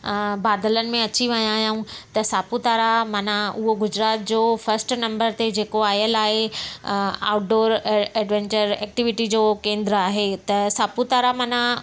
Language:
Sindhi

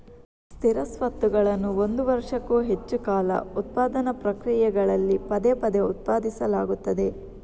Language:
Kannada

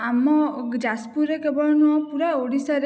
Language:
Odia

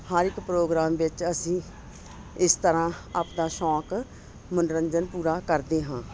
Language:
Punjabi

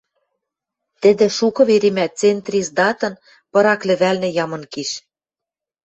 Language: Western Mari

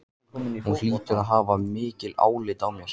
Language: Icelandic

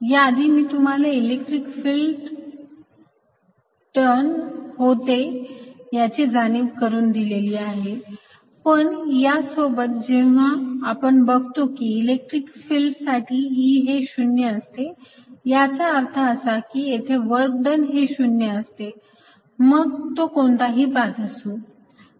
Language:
Marathi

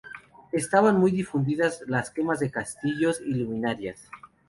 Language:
Spanish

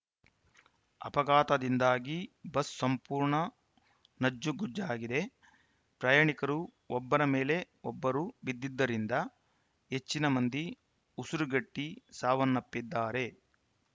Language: Kannada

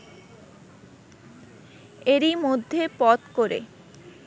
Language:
Bangla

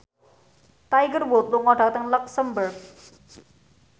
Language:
Javanese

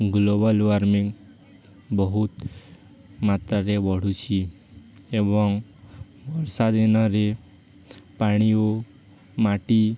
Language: Odia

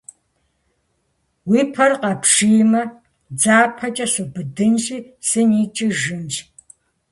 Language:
Kabardian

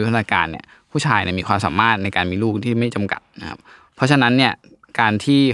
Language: Thai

